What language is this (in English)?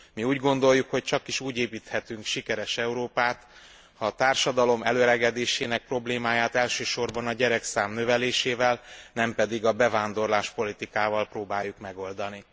Hungarian